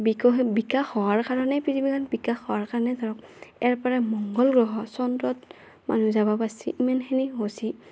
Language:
Assamese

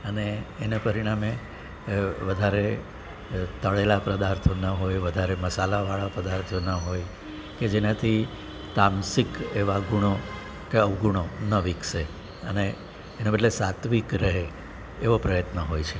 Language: Gujarati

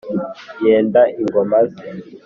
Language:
Kinyarwanda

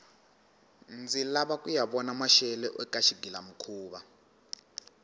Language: Tsonga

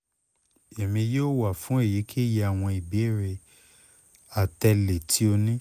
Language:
Yoruba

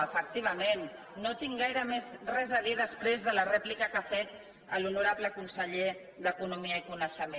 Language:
Catalan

